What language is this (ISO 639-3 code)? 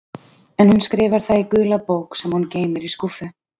isl